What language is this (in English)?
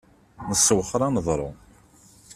Kabyle